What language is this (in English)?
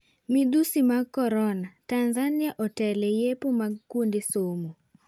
Luo (Kenya and Tanzania)